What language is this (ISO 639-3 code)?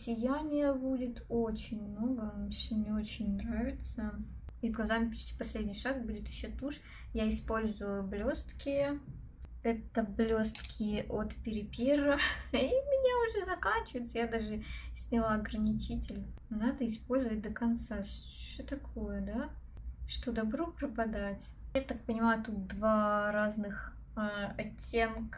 rus